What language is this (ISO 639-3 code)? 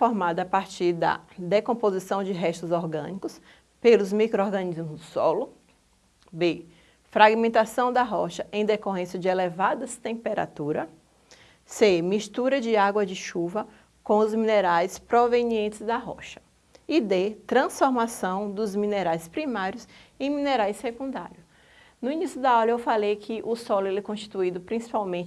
por